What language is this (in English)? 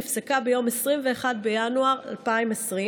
Hebrew